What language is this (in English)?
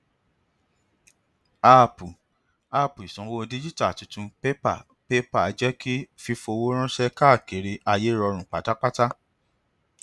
Yoruba